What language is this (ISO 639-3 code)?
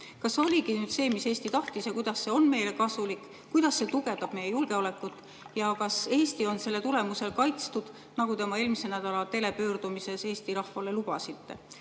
est